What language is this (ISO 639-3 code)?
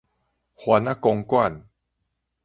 nan